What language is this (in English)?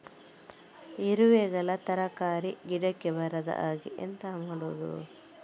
Kannada